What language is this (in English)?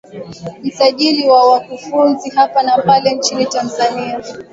Swahili